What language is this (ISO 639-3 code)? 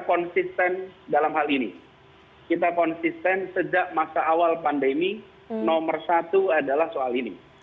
ind